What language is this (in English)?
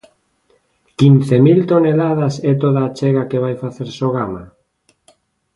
Galician